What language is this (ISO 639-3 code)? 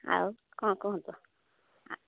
ori